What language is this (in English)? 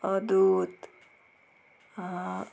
Konkani